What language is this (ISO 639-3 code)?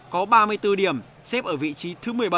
vie